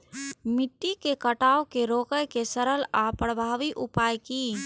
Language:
Maithili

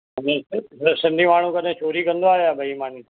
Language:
Sindhi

